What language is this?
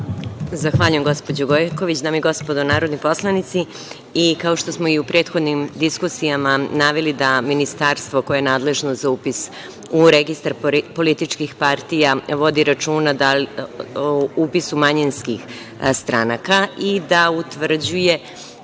Serbian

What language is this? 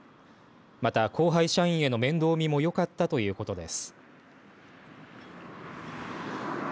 Japanese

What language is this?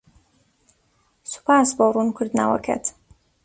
Central Kurdish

